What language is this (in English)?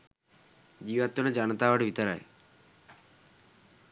Sinhala